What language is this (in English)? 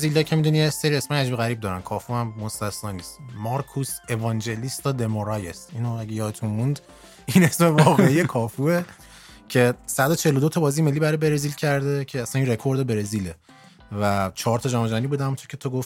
Persian